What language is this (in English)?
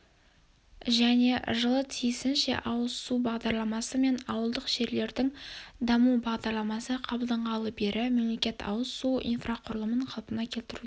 Kazakh